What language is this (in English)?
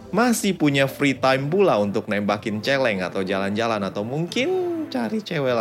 Indonesian